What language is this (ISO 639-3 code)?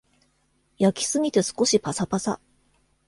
jpn